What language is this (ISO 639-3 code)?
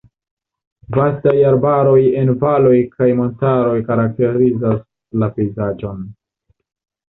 epo